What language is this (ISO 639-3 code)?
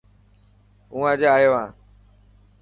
mki